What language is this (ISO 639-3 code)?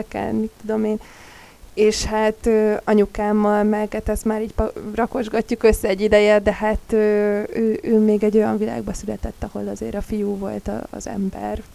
hun